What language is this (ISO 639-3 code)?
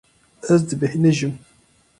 kur